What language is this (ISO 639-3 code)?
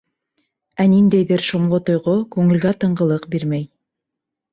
bak